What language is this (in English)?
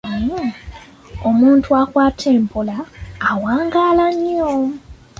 Ganda